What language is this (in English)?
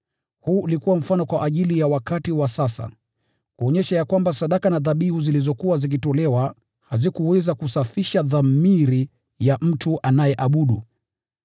Swahili